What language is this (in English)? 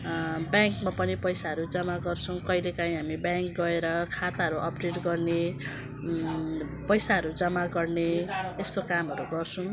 Nepali